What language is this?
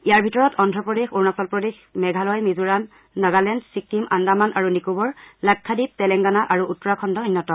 Assamese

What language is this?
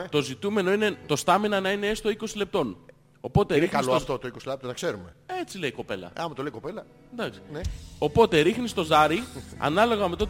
Greek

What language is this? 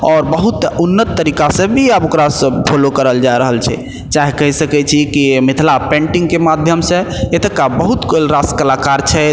Maithili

